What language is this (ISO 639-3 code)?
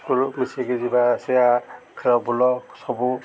ori